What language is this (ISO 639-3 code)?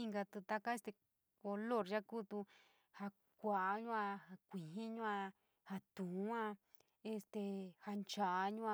mig